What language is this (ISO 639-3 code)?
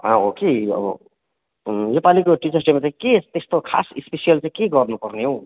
nep